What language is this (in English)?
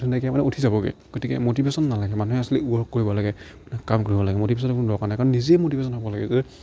Assamese